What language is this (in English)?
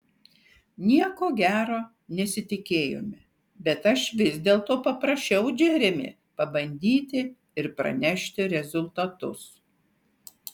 Lithuanian